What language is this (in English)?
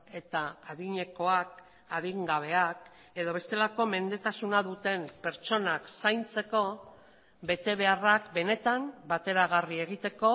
Basque